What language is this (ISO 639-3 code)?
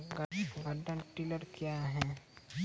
mai